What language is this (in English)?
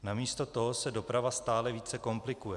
Czech